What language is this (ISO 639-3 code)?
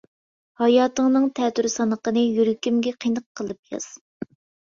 uig